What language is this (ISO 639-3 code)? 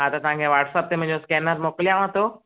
snd